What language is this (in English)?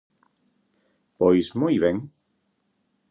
Galician